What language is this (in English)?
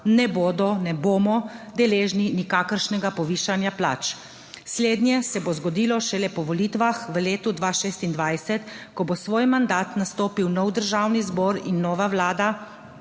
Slovenian